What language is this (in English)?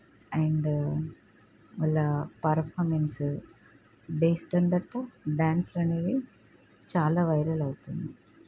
Telugu